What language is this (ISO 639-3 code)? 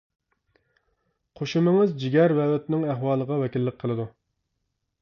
uig